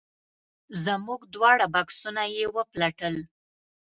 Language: Pashto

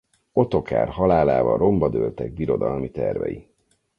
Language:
Hungarian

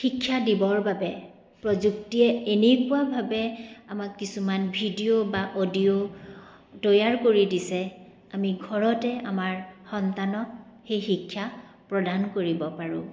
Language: Assamese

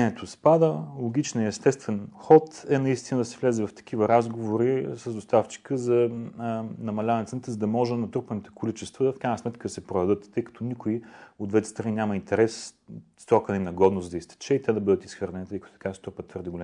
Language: Bulgarian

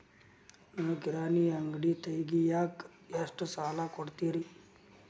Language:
Kannada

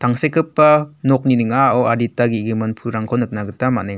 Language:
Garo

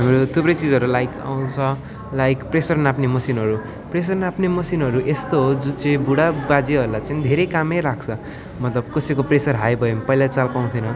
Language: Nepali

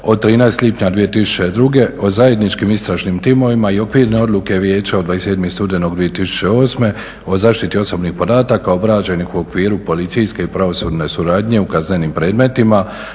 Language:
Croatian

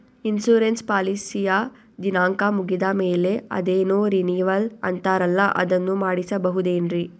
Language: Kannada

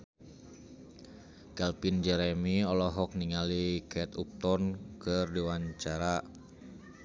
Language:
Sundanese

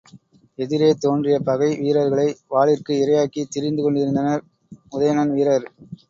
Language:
Tamil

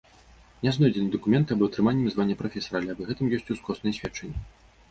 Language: Belarusian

